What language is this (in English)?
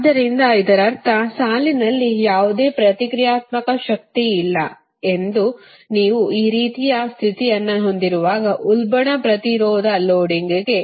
Kannada